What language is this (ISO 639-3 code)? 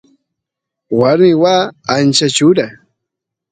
qus